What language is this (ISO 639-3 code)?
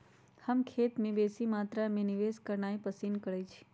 mag